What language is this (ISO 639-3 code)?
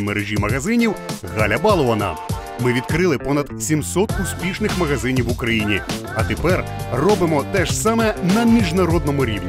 ukr